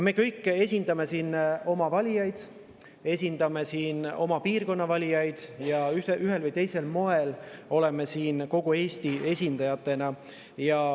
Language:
Estonian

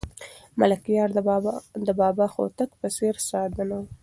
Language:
Pashto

